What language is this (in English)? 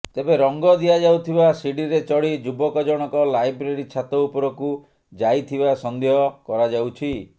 Odia